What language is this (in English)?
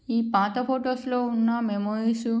Telugu